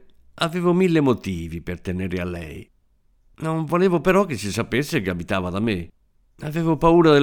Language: Italian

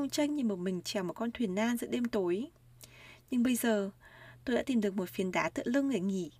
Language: Vietnamese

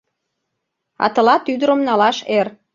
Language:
Mari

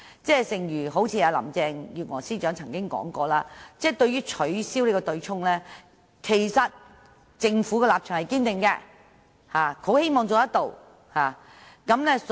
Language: Cantonese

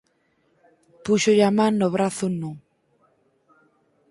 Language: Galician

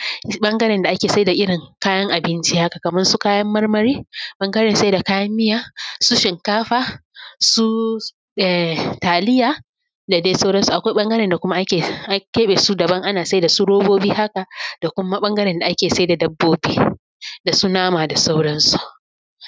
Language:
Hausa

